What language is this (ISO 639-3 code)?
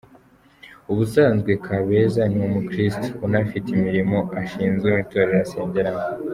kin